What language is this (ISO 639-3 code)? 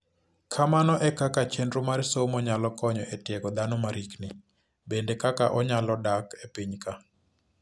luo